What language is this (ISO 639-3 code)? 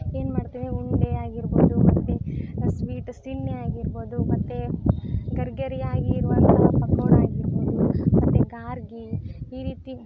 kan